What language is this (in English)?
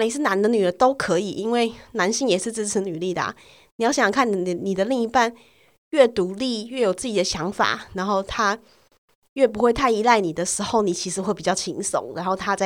Chinese